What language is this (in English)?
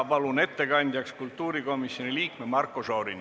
Estonian